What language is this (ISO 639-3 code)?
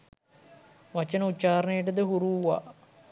sin